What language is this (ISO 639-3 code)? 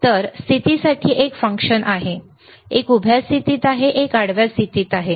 mar